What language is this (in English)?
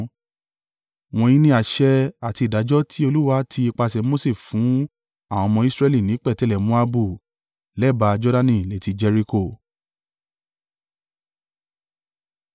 Yoruba